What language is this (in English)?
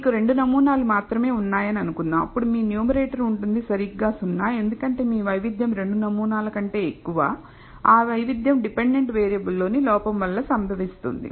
Telugu